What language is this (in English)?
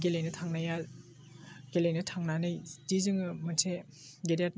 Bodo